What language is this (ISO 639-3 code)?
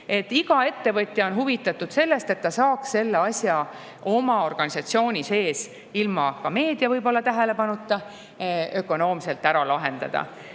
est